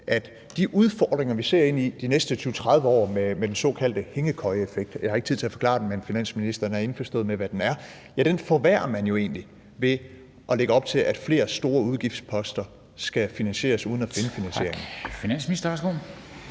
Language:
Danish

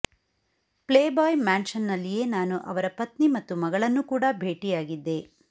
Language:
Kannada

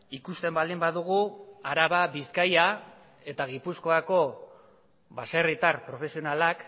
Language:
Basque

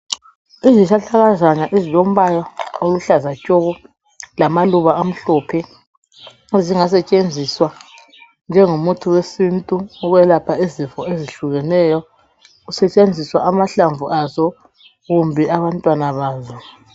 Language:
North Ndebele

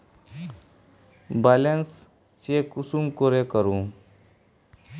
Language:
Magahi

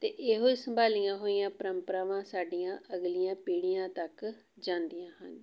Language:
Punjabi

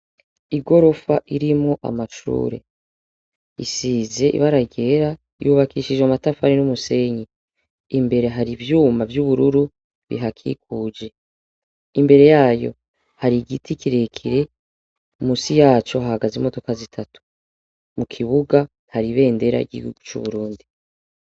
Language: Rundi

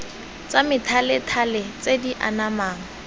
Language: Tswana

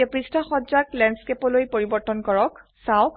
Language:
Assamese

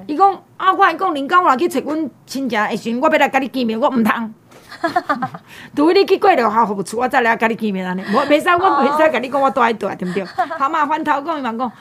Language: Chinese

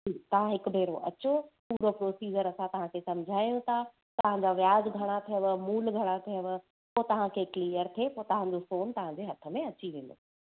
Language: Sindhi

